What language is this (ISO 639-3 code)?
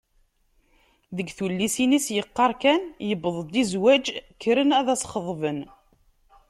kab